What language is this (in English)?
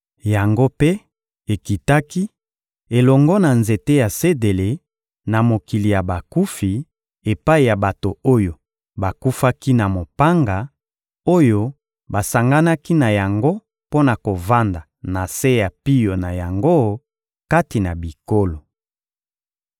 Lingala